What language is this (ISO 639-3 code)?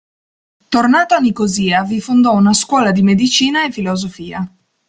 ita